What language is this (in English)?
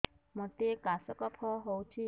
Odia